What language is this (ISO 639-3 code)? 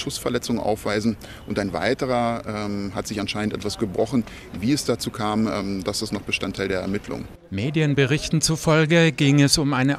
deu